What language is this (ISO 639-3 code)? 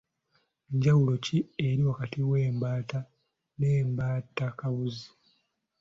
lug